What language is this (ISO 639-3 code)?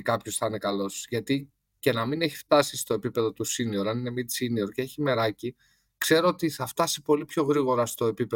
ell